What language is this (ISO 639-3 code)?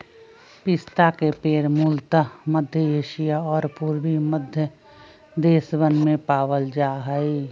mag